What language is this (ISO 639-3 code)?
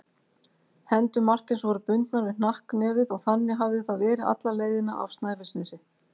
isl